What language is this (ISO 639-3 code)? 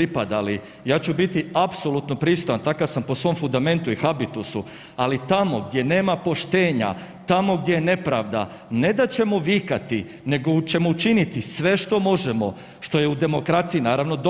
hrv